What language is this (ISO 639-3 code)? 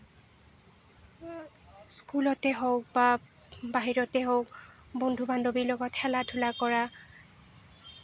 asm